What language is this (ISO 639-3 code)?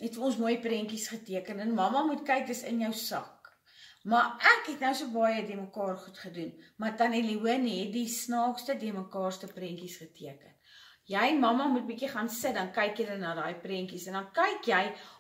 nld